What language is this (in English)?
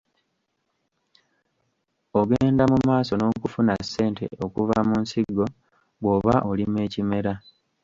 Ganda